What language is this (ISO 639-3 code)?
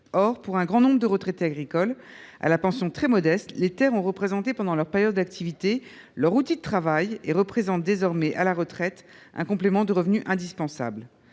fra